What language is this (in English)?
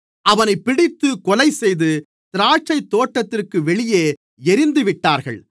Tamil